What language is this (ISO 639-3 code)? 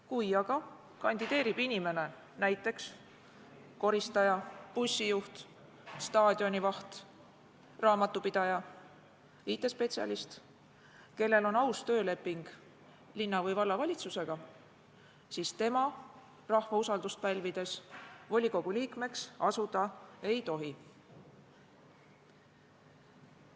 est